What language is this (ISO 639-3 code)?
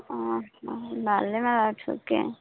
ori